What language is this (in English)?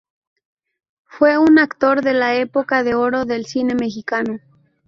Spanish